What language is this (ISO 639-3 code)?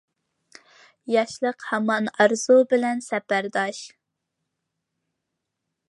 uig